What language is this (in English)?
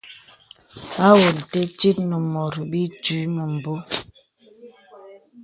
Bebele